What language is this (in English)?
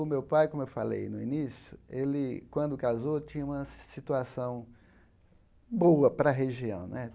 Portuguese